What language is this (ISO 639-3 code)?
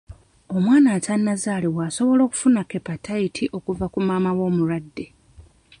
lug